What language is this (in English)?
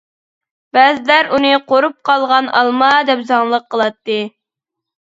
Uyghur